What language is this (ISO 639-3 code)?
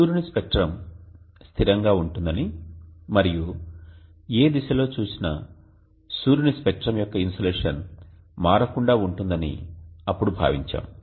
tel